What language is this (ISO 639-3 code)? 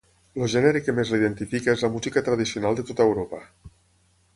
cat